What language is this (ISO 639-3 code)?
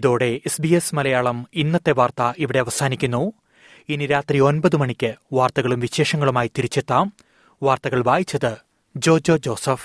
mal